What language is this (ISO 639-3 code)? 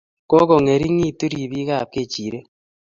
kln